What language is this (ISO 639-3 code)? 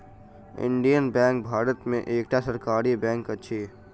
mai